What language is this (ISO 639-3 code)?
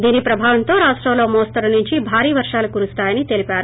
tel